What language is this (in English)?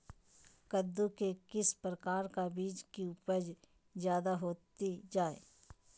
Magahi